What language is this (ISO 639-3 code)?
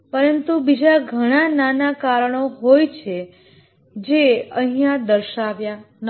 guj